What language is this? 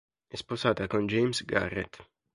Italian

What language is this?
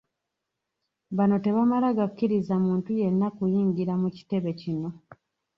Ganda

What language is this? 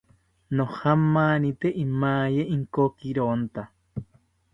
South Ucayali Ashéninka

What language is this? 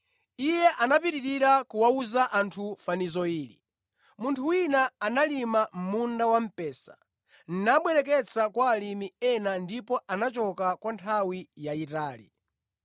Nyanja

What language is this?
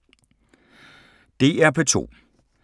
Danish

